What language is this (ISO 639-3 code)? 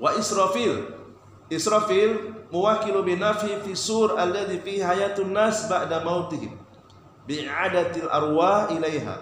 ind